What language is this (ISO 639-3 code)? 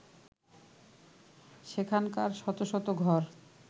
ben